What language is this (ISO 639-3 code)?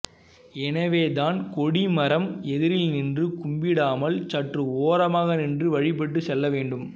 tam